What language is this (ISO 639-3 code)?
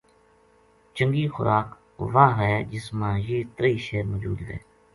gju